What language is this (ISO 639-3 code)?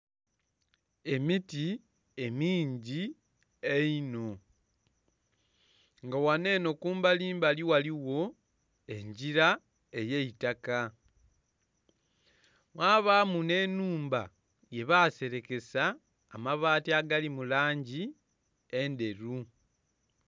xog